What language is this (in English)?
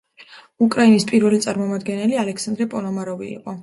Georgian